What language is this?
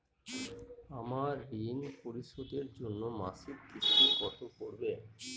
Bangla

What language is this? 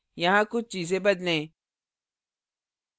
Hindi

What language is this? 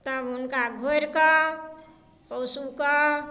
Maithili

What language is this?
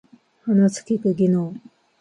Japanese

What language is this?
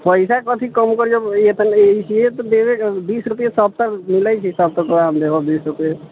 Maithili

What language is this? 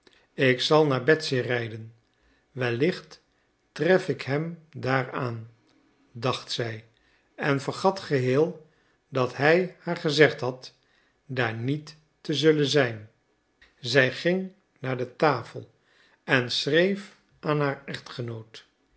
Dutch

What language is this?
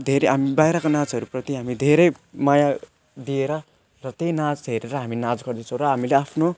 Nepali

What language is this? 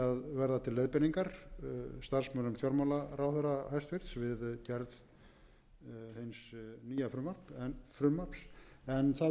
Icelandic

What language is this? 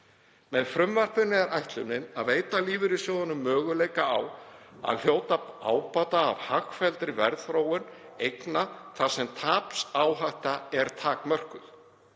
Icelandic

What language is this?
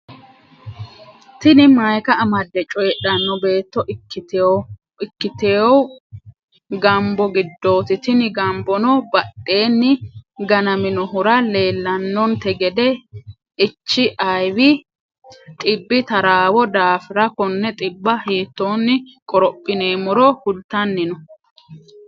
Sidamo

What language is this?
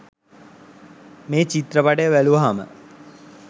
Sinhala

